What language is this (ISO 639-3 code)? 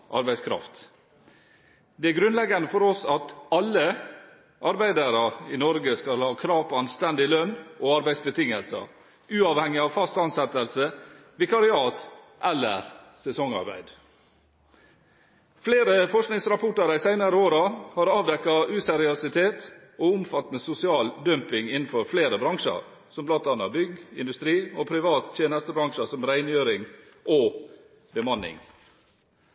nob